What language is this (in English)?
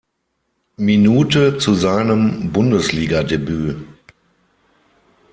German